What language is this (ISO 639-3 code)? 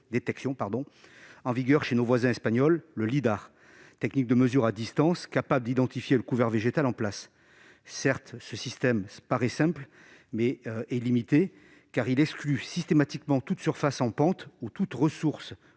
fra